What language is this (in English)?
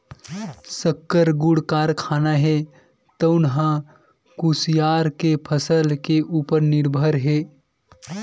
Chhattisgarhi